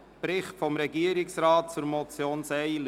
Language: Swiss German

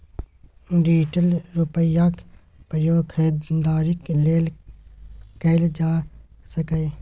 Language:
Maithili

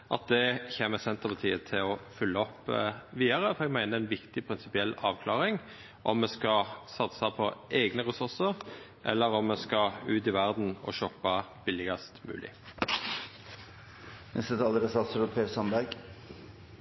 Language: Norwegian Nynorsk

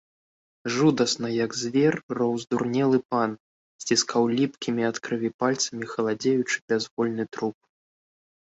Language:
Belarusian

